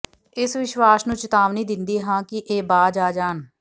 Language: Punjabi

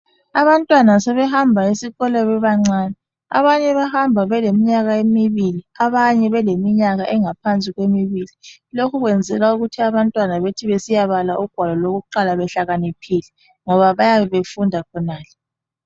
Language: North Ndebele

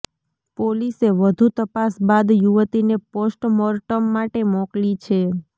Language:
Gujarati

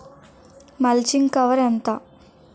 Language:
Telugu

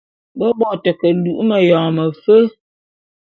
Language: Bulu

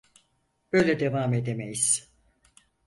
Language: Turkish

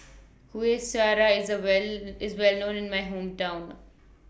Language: English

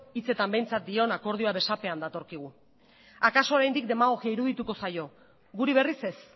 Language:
Basque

